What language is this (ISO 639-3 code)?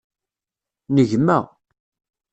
kab